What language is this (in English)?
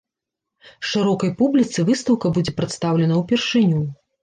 Belarusian